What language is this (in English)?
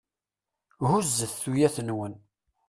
Kabyle